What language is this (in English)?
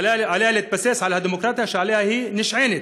Hebrew